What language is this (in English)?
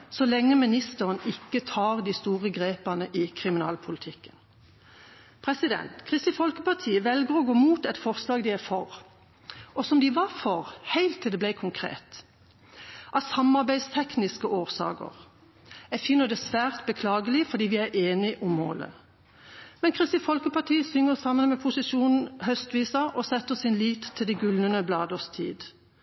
Norwegian Bokmål